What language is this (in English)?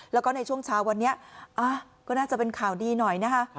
Thai